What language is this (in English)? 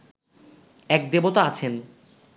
Bangla